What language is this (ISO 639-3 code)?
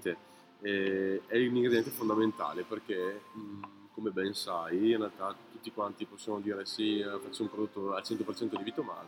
ita